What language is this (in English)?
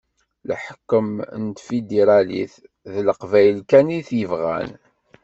Kabyle